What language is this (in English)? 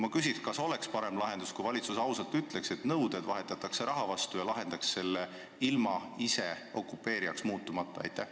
Estonian